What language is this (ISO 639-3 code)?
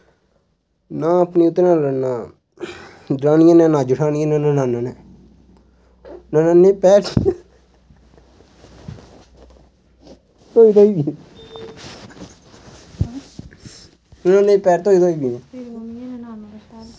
doi